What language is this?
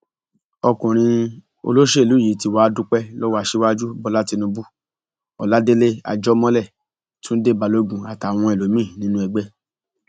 Yoruba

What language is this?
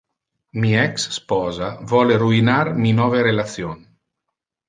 Interlingua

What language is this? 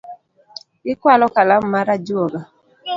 Luo (Kenya and Tanzania)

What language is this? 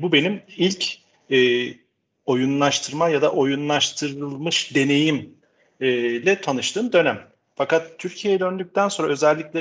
Turkish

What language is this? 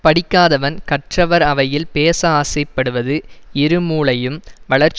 Tamil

